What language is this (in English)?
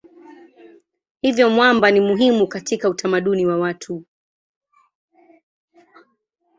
Swahili